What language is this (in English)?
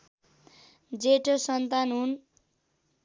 Nepali